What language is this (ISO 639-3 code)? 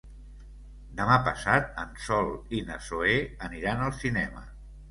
cat